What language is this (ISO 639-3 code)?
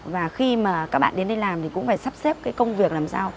vie